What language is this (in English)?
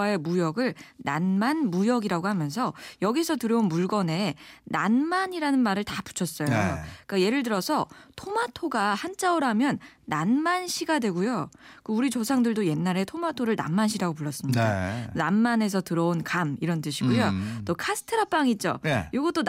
Korean